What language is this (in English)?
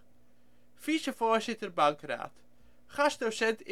Dutch